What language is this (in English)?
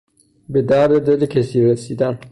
Persian